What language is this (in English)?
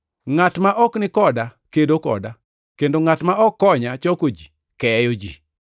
Luo (Kenya and Tanzania)